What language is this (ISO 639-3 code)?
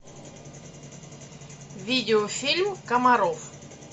rus